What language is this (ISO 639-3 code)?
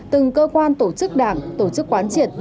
vie